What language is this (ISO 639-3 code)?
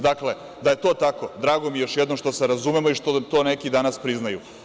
srp